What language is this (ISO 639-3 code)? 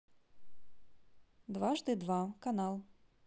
rus